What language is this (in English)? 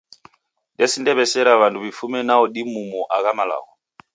Taita